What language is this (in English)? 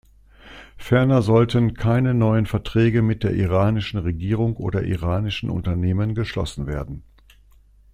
German